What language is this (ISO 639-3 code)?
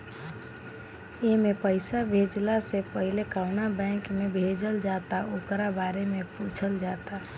bho